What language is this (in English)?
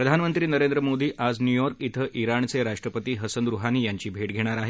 Marathi